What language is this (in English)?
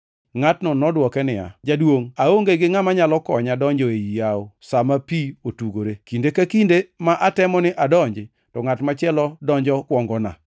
Luo (Kenya and Tanzania)